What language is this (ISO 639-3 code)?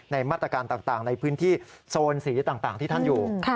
tha